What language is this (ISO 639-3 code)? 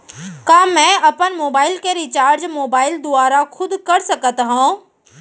hne